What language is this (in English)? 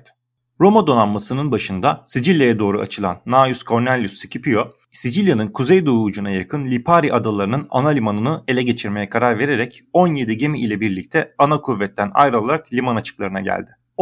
Turkish